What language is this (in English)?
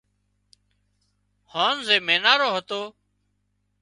Wadiyara Koli